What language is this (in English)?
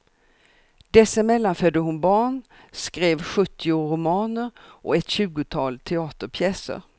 Swedish